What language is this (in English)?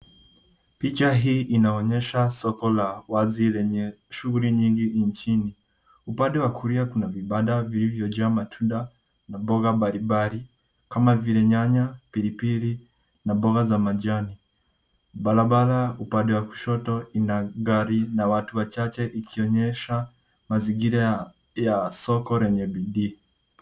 Swahili